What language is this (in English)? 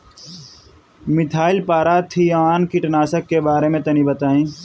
Bhojpuri